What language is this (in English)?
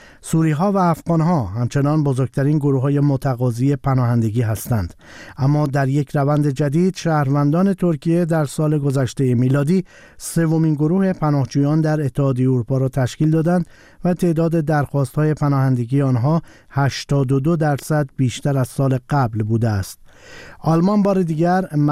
Persian